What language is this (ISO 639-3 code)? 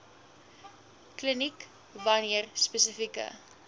afr